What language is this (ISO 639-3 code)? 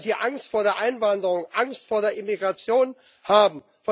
deu